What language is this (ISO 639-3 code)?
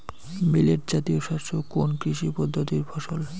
ben